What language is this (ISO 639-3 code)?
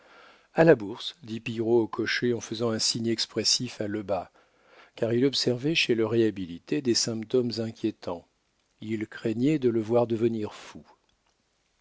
fra